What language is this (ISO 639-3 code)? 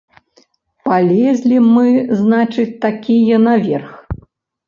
bel